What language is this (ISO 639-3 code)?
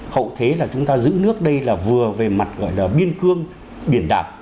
vie